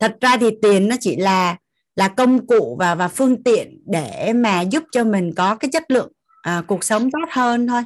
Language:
Vietnamese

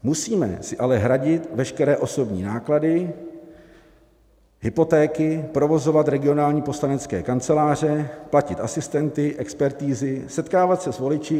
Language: Czech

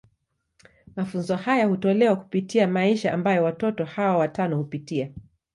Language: Swahili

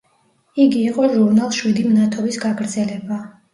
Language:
Georgian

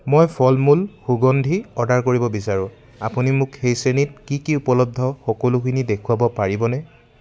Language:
Assamese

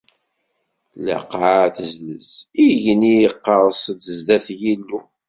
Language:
Kabyle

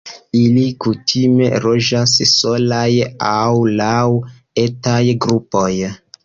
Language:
Esperanto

